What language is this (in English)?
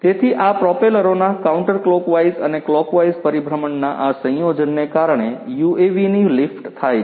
Gujarati